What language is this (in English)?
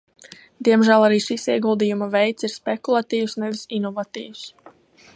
Latvian